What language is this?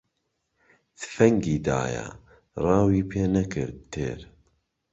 Central Kurdish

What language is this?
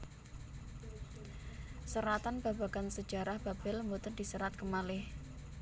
Javanese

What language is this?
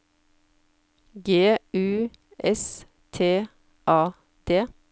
Norwegian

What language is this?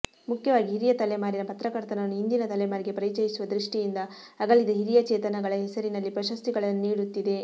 Kannada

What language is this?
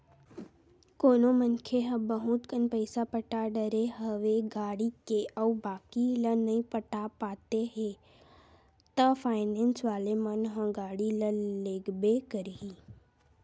Chhattisgarhi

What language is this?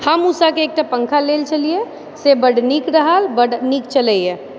Maithili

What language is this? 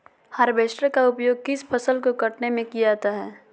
Magahi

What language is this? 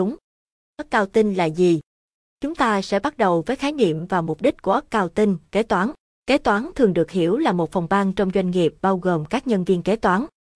Vietnamese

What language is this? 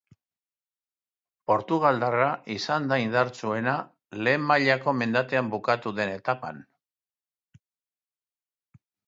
Basque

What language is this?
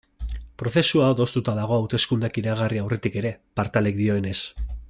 Basque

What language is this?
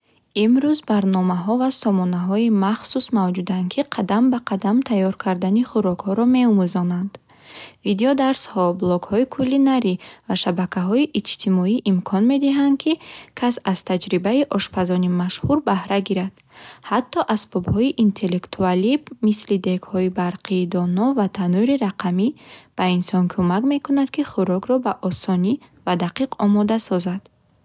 Bukharic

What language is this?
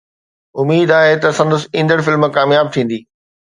Sindhi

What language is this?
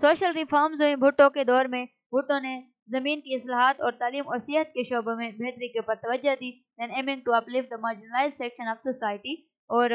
Hindi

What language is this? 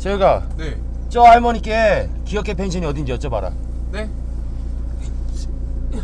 Korean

